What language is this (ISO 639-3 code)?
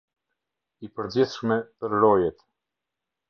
sqi